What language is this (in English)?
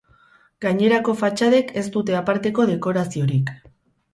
Basque